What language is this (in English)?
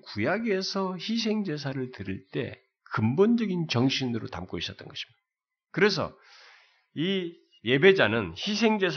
Korean